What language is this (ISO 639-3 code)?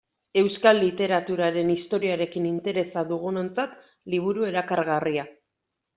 eus